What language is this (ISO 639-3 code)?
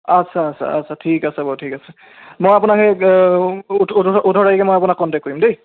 asm